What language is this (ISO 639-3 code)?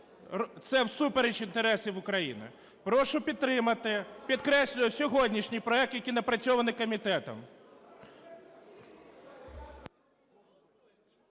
ukr